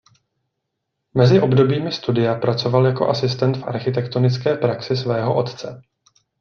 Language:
Czech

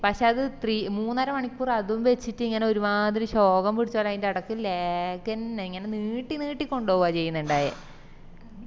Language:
Malayalam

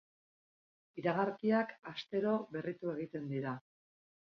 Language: Basque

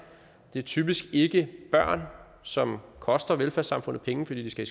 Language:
Danish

